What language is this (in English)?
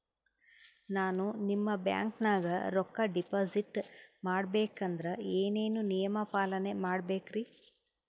Kannada